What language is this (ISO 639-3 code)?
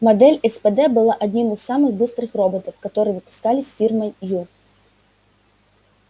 rus